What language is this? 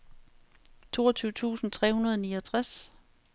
Danish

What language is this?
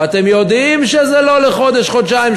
Hebrew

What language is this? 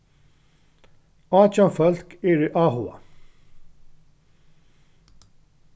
Faroese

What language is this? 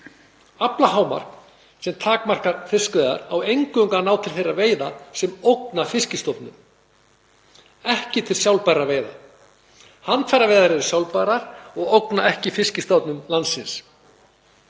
Icelandic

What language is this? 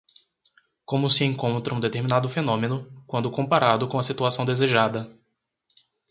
Portuguese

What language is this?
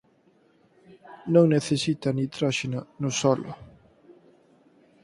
Galician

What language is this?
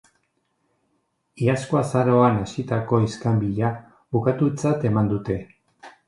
Basque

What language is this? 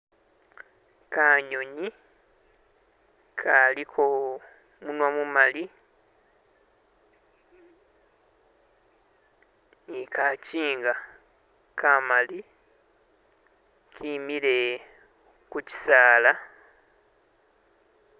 Masaaba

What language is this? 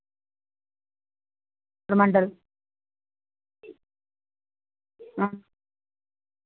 Dogri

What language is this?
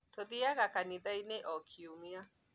Kikuyu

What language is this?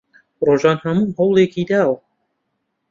Central Kurdish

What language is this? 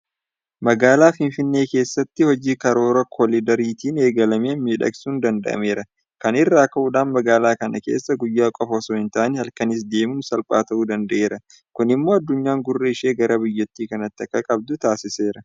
Oromo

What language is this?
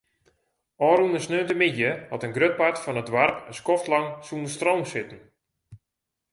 Western Frisian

